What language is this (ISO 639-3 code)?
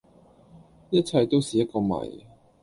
yue